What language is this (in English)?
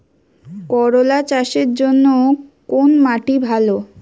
Bangla